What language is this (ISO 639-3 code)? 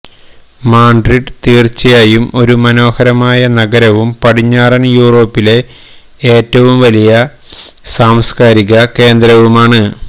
mal